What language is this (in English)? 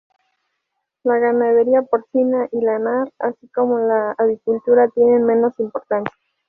Spanish